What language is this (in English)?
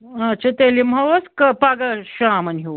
Kashmiri